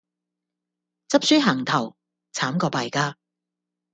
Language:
Cantonese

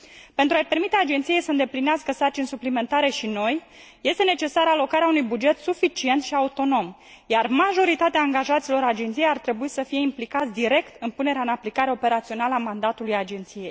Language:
Romanian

